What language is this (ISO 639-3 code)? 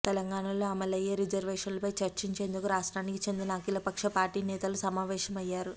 tel